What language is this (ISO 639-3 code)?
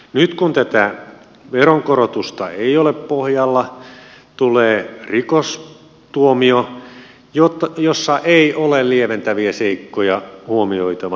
fin